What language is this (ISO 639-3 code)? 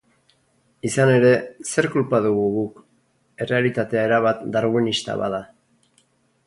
eus